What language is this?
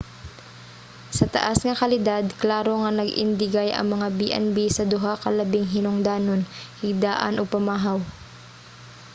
Cebuano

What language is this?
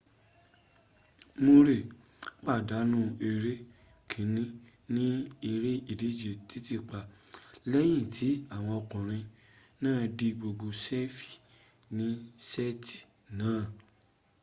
Yoruba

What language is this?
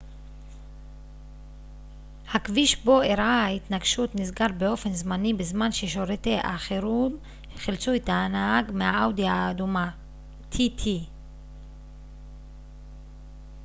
Hebrew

